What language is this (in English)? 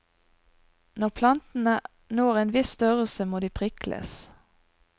Norwegian